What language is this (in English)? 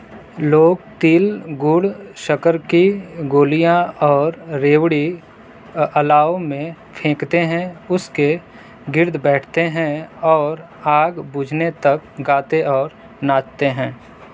Urdu